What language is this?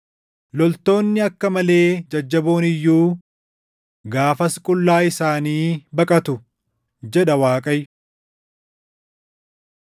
Oromo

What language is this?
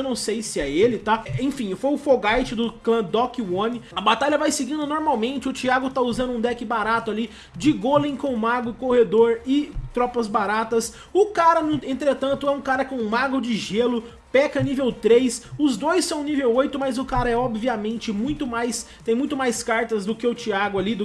Portuguese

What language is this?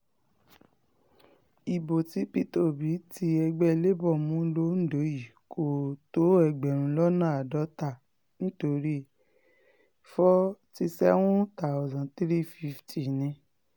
Yoruba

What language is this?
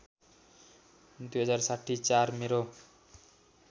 Nepali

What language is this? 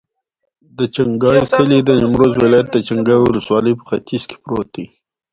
Pashto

